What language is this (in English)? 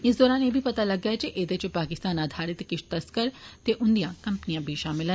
Dogri